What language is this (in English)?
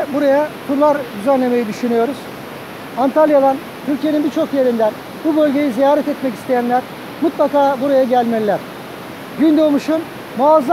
Turkish